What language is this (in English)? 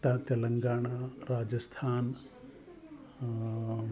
Sanskrit